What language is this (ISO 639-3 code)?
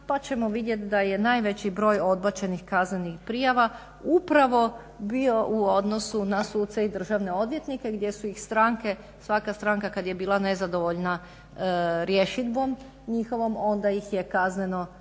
hrv